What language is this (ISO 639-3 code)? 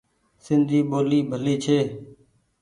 gig